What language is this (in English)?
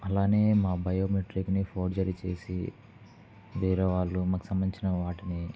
Telugu